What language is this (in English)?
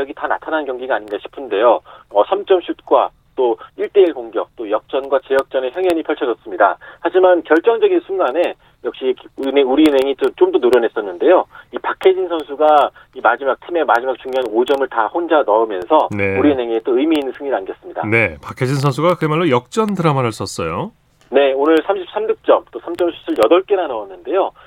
Korean